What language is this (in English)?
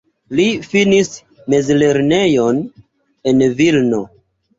Esperanto